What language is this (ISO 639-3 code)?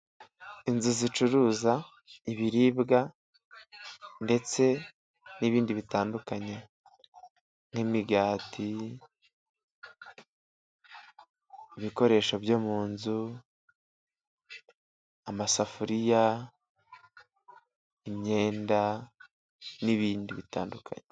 kin